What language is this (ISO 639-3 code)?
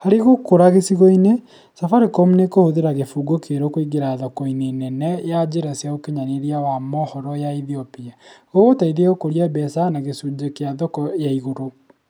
kik